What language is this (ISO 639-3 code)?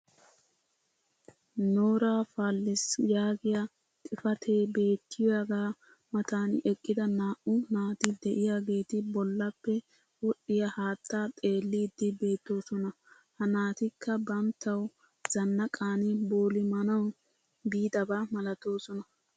wal